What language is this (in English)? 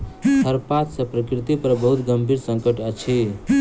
Maithili